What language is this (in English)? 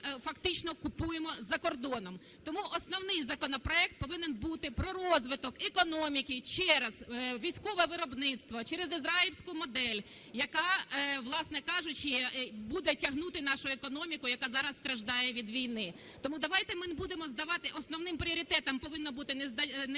Ukrainian